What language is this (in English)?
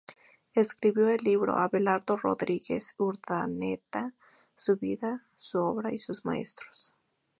Spanish